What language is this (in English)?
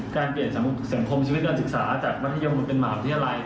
Thai